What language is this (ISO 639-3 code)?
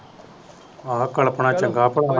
pan